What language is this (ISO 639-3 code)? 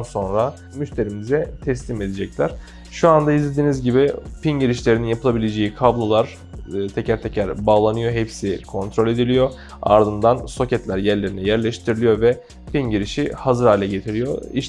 tur